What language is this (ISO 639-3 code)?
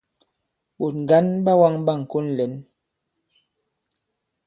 abb